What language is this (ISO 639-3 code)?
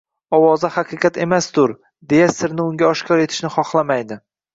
uzb